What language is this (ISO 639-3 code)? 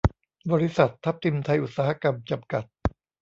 tha